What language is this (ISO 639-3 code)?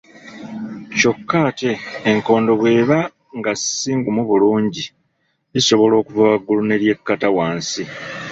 lug